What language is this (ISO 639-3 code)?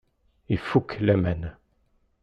kab